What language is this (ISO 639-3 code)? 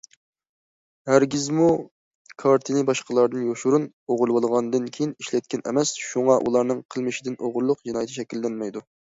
uig